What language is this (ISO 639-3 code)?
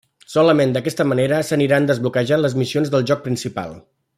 cat